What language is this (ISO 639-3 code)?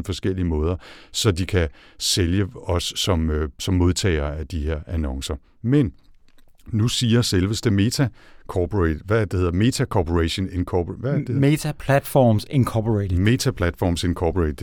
dan